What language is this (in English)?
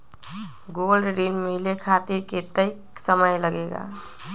Magahi